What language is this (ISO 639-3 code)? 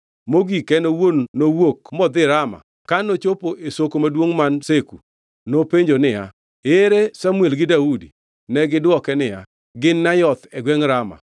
luo